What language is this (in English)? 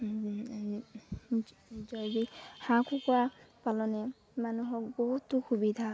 Assamese